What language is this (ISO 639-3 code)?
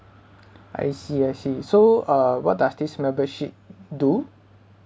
eng